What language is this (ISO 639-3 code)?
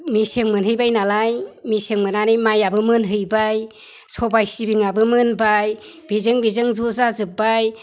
brx